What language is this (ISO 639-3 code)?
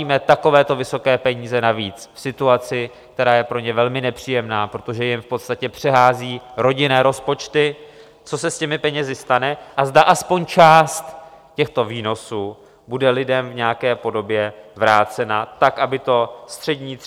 ces